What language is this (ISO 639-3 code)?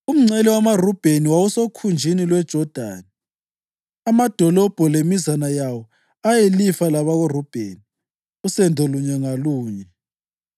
nde